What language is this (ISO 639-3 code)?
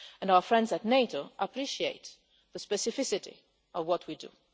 eng